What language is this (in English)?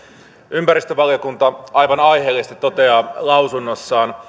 Finnish